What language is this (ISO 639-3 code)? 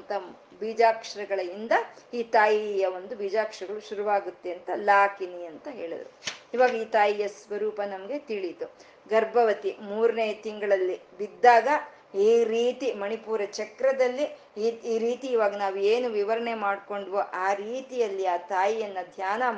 kan